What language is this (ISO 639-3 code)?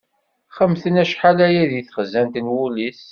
kab